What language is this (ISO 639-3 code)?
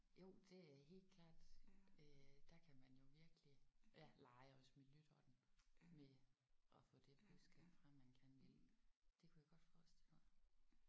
dan